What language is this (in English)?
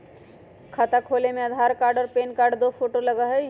Magahi